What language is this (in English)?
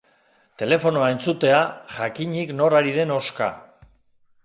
Basque